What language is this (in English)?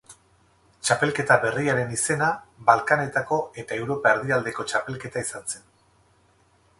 Basque